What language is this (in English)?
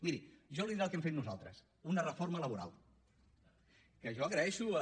Catalan